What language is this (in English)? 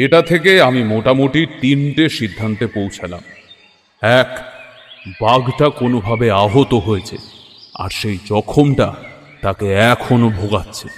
Bangla